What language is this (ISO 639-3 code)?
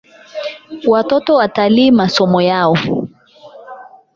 swa